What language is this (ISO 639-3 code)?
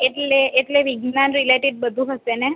guj